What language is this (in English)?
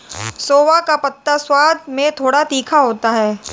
Hindi